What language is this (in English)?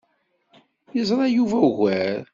Kabyle